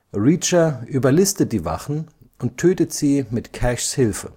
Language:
German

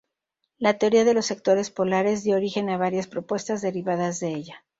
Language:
Spanish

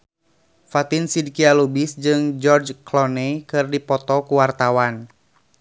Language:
Sundanese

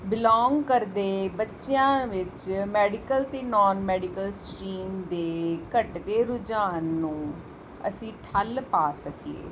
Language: Punjabi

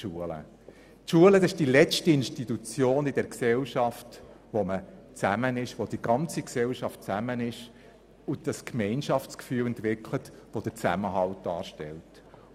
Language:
Swiss German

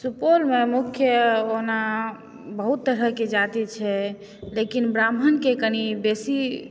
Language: Maithili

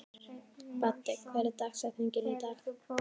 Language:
Icelandic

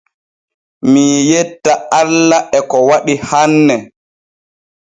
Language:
Borgu Fulfulde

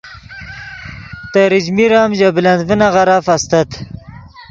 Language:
Yidgha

